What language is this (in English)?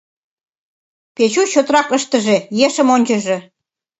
Mari